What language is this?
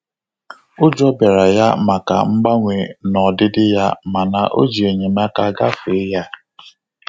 Igbo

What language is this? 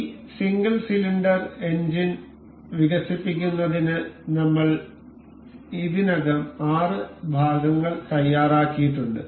Malayalam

